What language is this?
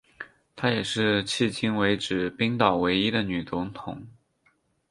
Chinese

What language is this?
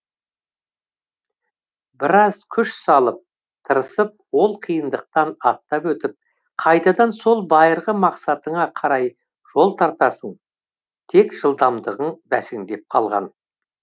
Kazakh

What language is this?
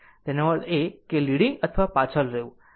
Gujarati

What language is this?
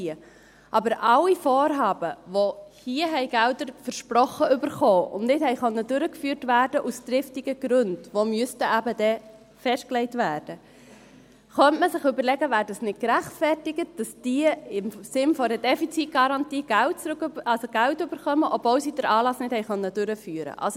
Swiss German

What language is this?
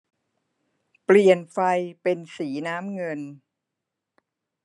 Thai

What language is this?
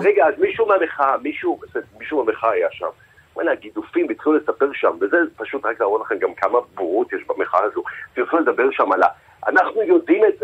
Hebrew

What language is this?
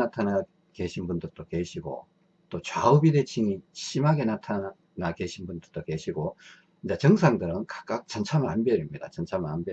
Korean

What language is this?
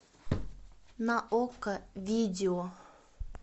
Russian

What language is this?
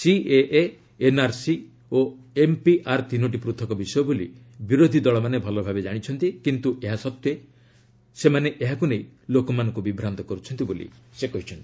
Odia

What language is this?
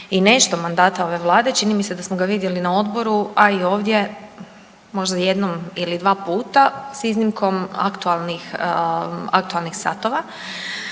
Croatian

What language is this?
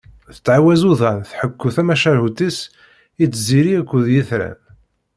Kabyle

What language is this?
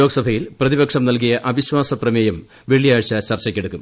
Malayalam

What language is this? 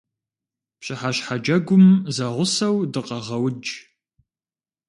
Kabardian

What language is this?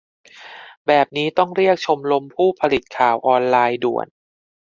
Thai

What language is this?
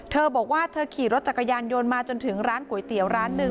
Thai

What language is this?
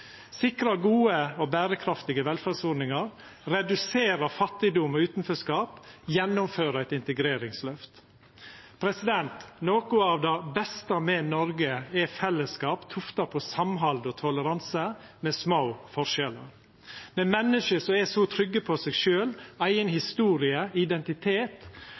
Norwegian Nynorsk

